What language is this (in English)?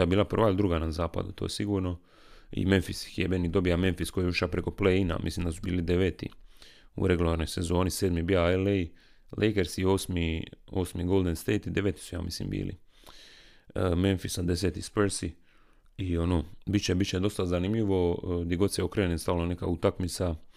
Croatian